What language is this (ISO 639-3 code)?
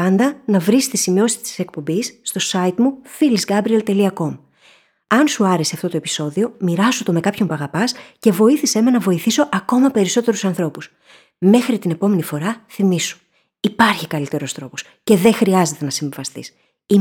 ell